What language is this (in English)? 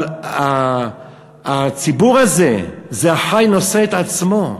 Hebrew